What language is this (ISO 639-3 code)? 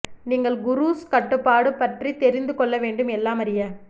tam